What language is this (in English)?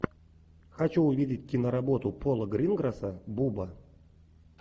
Russian